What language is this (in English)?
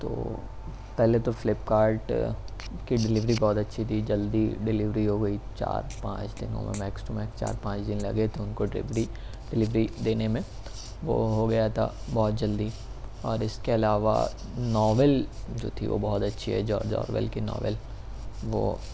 Urdu